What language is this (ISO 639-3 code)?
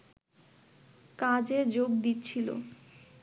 ben